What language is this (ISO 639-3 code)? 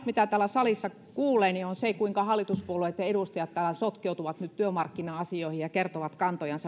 fin